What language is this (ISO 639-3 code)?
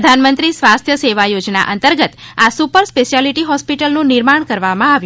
guj